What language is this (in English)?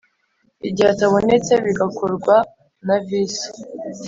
Kinyarwanda